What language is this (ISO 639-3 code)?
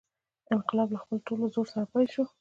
pus